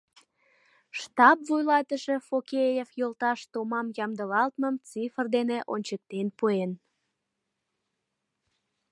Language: Mari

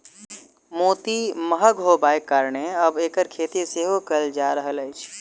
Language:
Maithili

